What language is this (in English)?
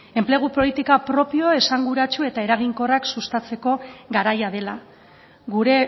Basque